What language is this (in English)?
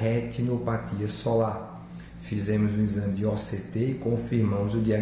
Portuguese